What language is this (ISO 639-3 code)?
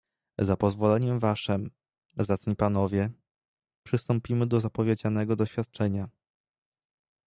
pol